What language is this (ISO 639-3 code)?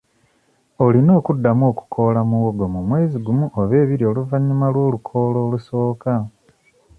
lug